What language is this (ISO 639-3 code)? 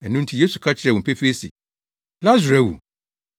aka